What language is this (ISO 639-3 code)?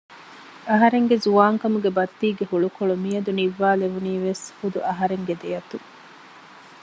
div